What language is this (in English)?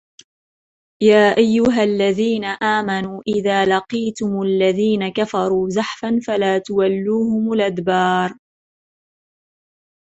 Arabic